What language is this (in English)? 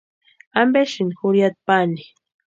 Western Highland Purepecha